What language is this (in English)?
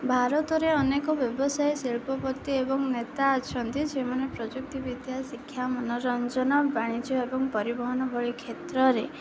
Odia